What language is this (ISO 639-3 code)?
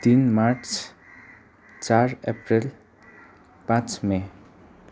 nep